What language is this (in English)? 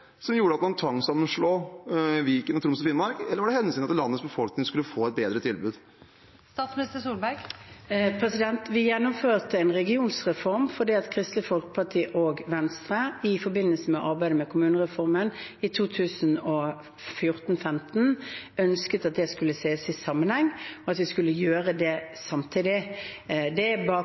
Norwegian Bokmål